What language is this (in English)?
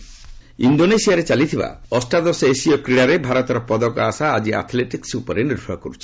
Odia